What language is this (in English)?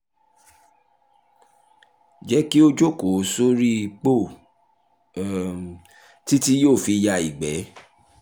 Yoruba